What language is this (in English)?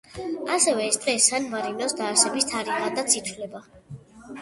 Georgian